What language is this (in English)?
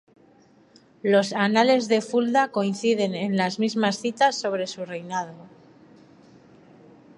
Spanish